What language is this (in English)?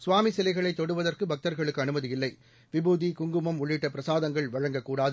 Tamil